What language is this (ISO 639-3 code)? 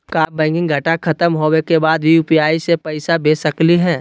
mag